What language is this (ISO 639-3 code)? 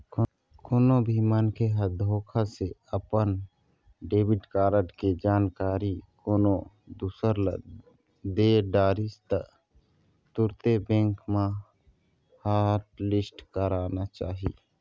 hne